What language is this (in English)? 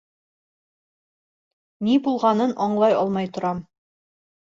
Bashkir